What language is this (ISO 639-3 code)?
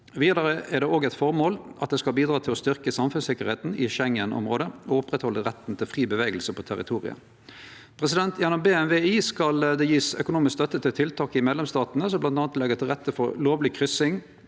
nor